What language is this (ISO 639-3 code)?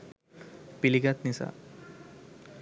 sin